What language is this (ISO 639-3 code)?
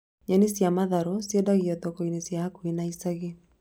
kik